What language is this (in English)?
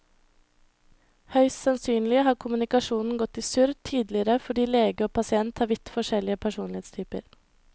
Norwegian